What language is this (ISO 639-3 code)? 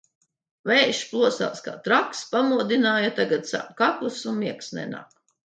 lav